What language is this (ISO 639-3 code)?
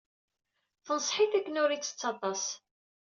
kab